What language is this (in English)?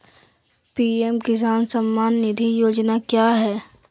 Magahi